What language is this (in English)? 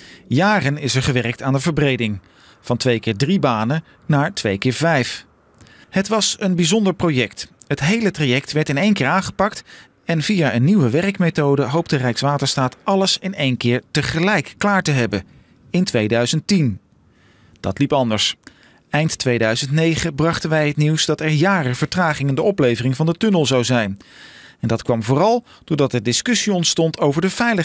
Dutch